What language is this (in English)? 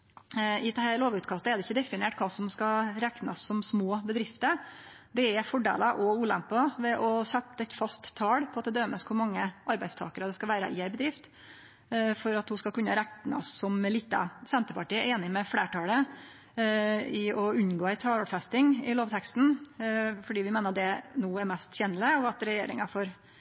Norwegian Nynorsk